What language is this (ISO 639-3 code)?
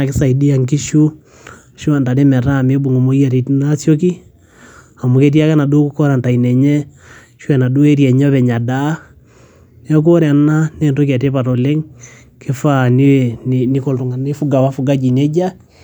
mas